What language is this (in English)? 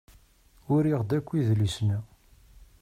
Kabyle